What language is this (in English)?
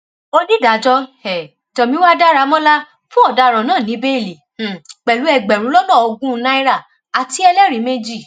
Yoruba